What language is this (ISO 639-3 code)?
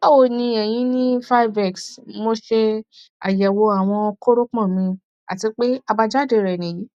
yor